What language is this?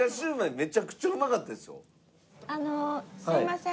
Japanese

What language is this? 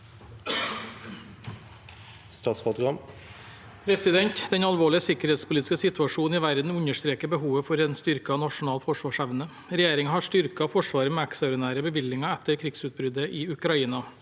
Norwegian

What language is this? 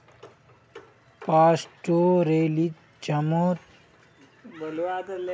Magahi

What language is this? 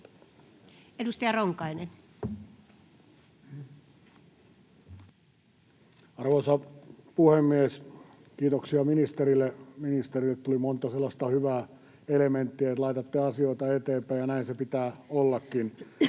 Finnish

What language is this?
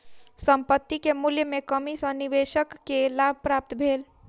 Maithili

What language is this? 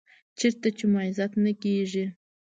Pashto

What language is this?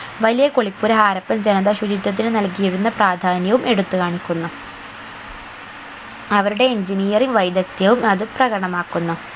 Malayalam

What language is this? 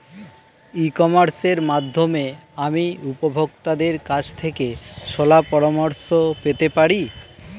Bangla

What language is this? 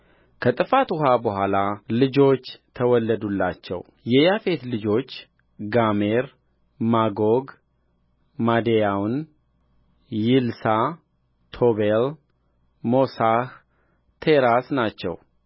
Amharic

